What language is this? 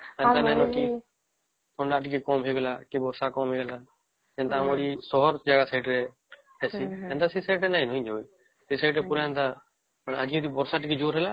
Odia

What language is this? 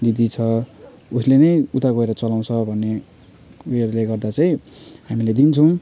Nepali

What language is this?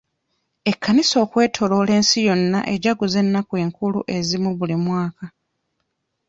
Ganda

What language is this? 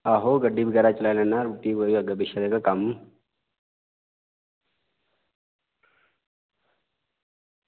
Dogri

